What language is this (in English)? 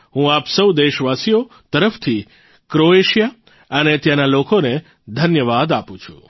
Gujarati